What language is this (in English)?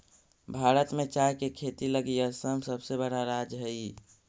Magahi